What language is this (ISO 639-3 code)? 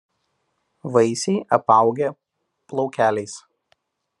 lit